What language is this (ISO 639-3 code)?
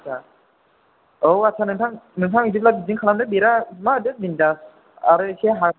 brx